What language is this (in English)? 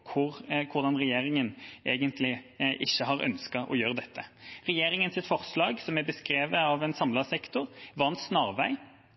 Norwegian Bokmål